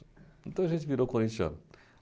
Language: Portuguese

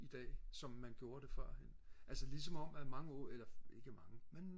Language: Danish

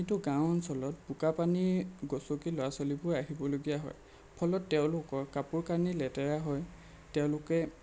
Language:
Assamese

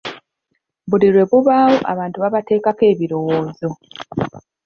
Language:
Ganda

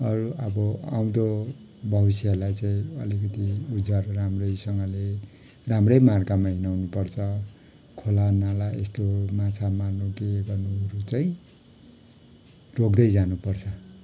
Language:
Nepali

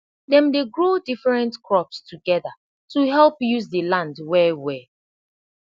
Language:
Nigerian Pidgin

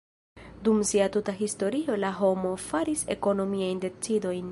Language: Esperanto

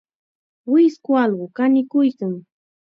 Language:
Chiquián Ancash Quechua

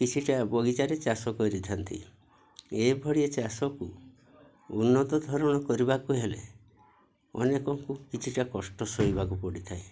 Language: Odia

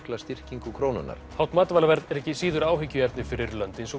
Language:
Icelandic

